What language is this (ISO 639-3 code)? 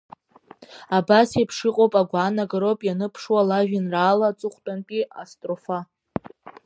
abk